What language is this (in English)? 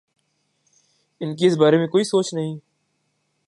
Urdu